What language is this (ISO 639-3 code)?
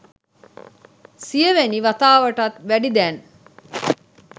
sin